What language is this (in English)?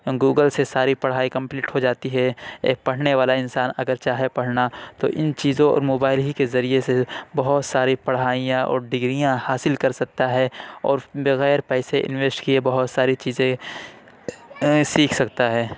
Urdu